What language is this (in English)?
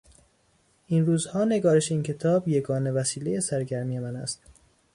Persian